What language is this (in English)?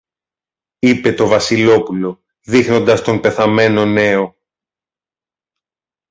Greek